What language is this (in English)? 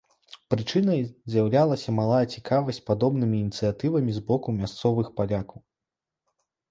Belarusian